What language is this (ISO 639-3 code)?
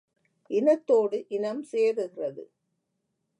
tam